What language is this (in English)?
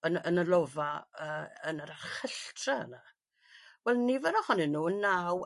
Welsh